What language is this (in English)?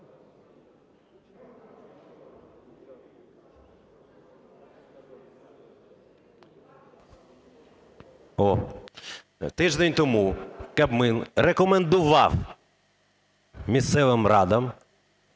Ukrainian